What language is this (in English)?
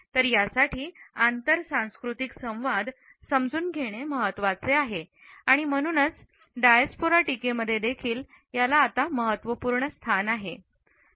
Marathi